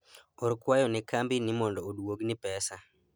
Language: Luo (Kenya and Tanzania)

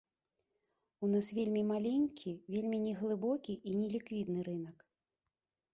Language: Belarusian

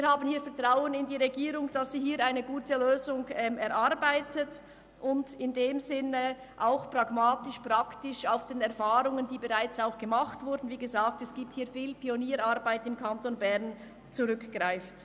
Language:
Swiss German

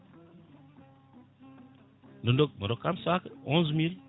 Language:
Fula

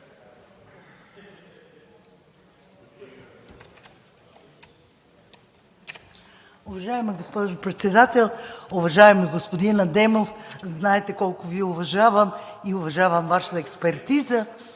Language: Bulgarian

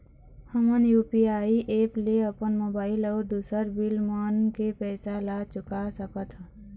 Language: Chhattisgarhi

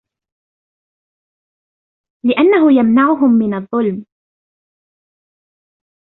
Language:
Arabic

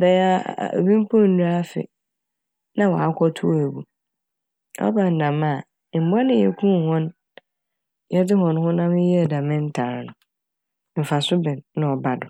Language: Akan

